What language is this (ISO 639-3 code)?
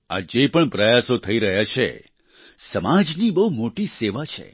guj